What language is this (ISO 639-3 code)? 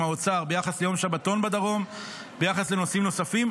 heb